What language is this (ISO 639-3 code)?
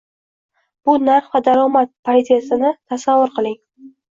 uzb